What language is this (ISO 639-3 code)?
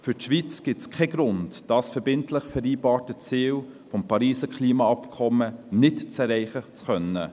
gsw